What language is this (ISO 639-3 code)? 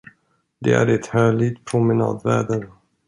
swe